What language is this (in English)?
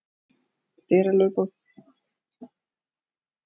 Icelandic